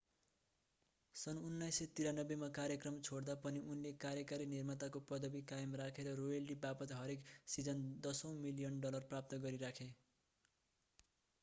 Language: Nepali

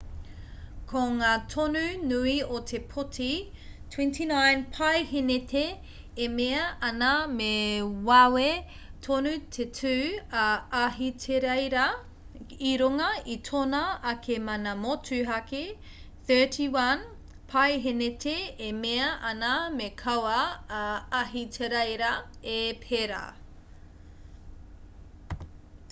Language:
Māori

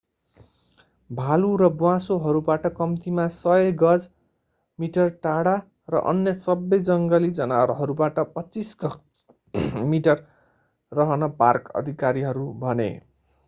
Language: Nepali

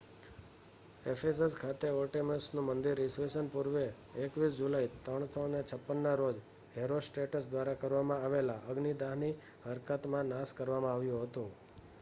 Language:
Gujarati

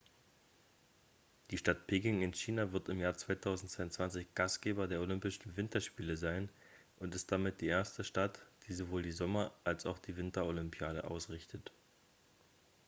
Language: German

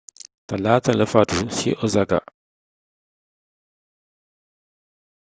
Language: Wolof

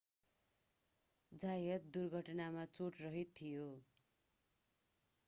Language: Nepali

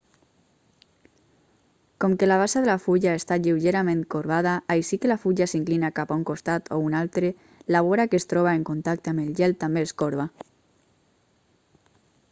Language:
Catalan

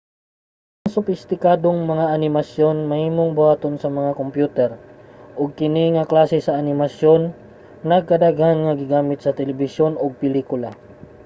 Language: Cebuano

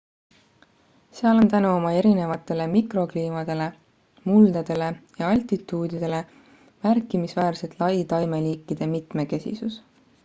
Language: Estonian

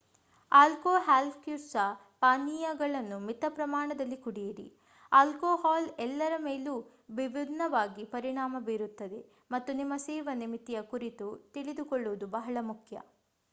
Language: Kannada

